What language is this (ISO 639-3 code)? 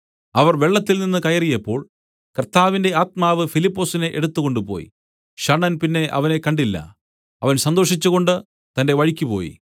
mal